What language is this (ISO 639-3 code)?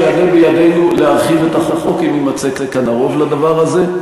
heb